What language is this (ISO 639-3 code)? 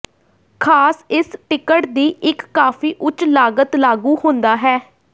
pan